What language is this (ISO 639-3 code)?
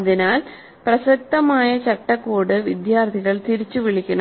mal